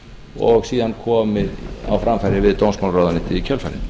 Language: Icelandic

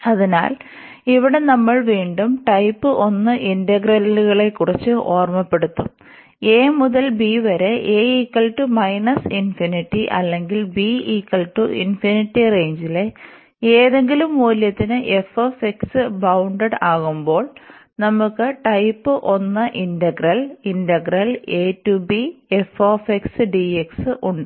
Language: Malayalam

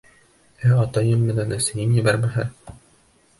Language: Bashkir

